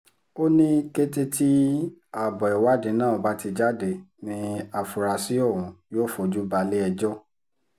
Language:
Yoruba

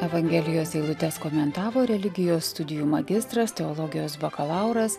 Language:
Lithuanian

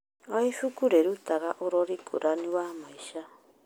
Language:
Kikuyu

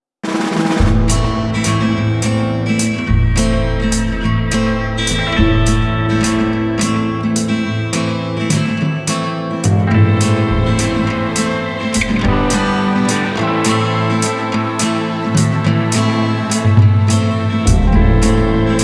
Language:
Indonesian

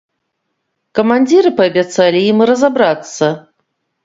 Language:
Belarusian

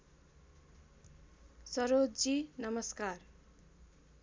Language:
Nepali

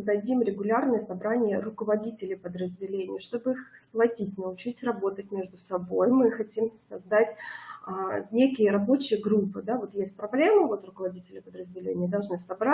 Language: Russian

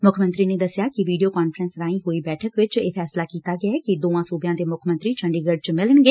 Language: Punjabi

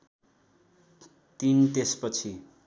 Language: Nepali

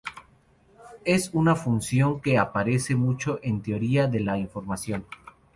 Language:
Spanish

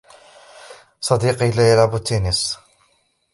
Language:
Arabic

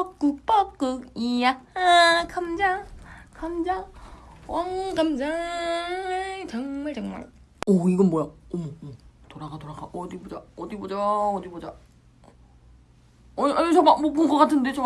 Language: Korean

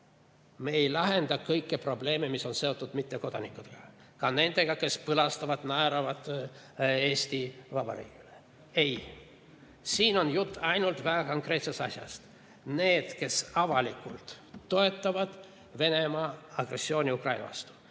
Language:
Estonian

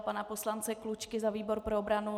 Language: Czech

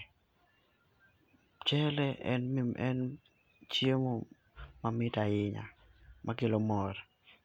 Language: Luo (Kenya and Tanzania)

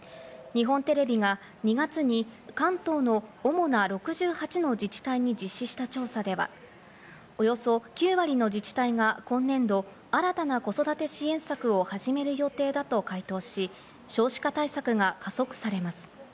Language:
Japanese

